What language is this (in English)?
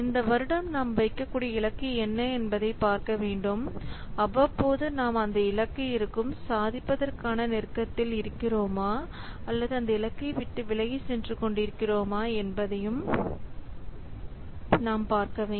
Tamil